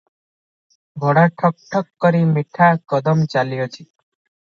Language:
Odia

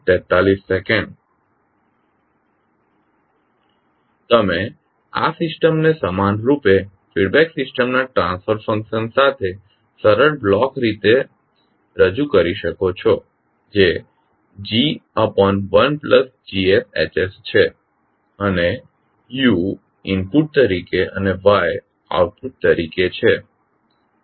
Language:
Gujarati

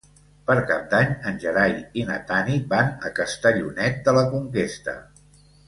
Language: Catalan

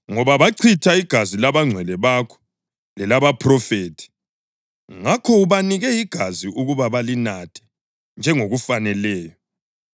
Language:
North Ndebele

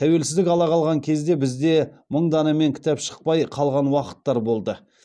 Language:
Kazakh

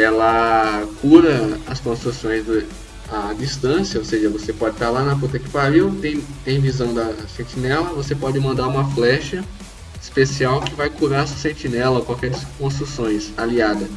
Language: Portuguese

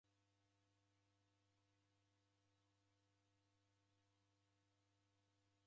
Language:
Taita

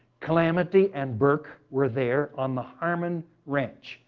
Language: English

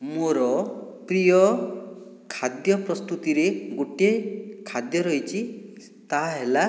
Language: Odia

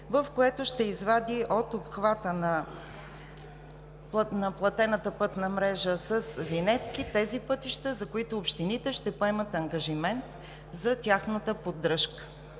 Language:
Bulgarian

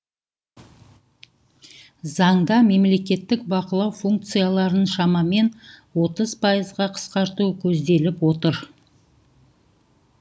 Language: Kazakh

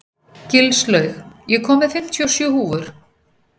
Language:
Icelandic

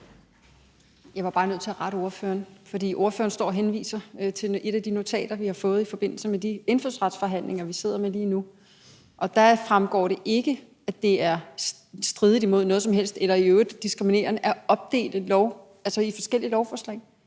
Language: Danish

